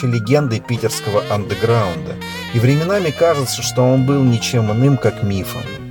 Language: Russian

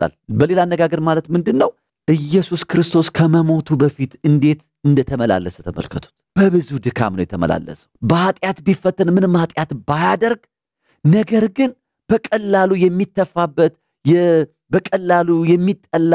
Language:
Arabic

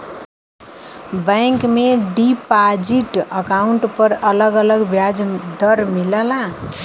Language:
Bhojpuri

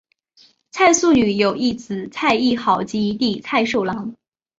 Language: Chinese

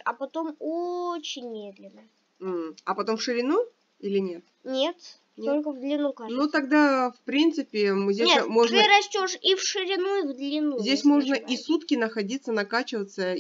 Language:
Russian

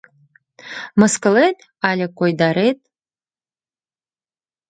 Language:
Mari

